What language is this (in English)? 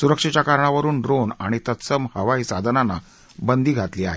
Marathi